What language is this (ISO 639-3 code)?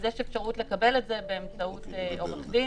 heb